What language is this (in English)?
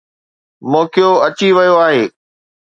Sindhi